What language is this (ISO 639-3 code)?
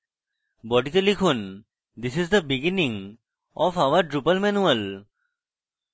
ben